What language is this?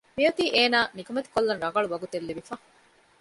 Divehi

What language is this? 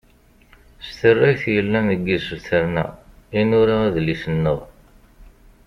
Kabyle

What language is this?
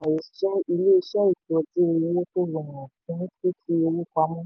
Yoruba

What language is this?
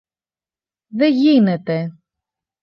Greek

